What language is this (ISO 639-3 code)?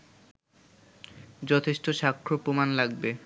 ben